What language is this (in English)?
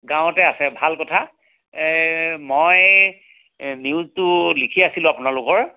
Assamese